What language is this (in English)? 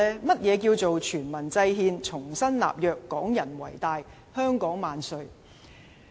Cantonese